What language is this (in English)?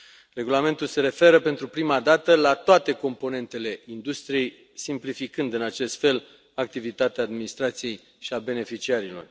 Romanian